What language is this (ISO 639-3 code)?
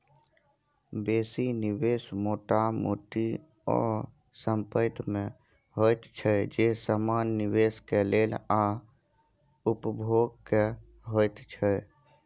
mai